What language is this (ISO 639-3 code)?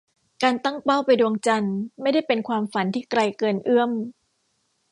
tha